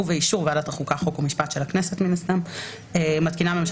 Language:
Hebrew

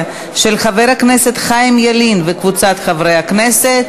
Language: Hebrew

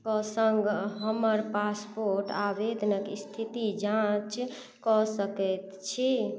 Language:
Maithili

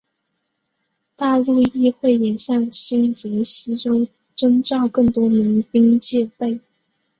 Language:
Chinese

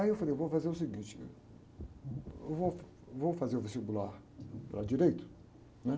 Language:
Portuguese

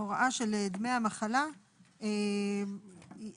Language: Hebrew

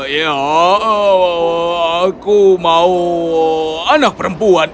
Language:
Indonesian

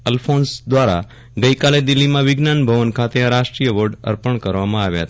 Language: Gujarati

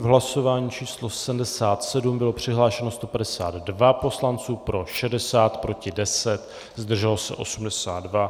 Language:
Czech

